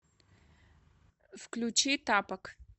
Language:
Russian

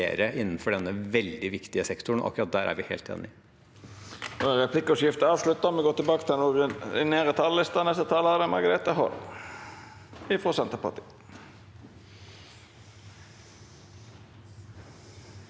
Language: Norwegian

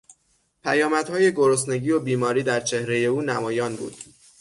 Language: Persian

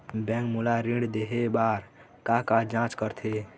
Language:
Chhattisgarhi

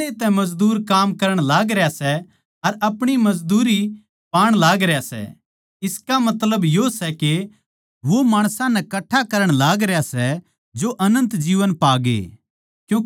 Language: Haryanvi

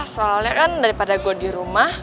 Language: Indonesian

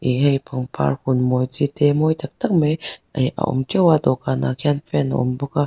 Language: Mizo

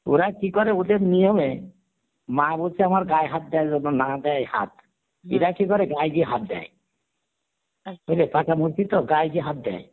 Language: Bangla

